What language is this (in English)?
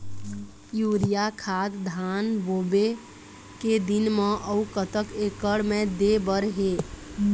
Chhattisgarhi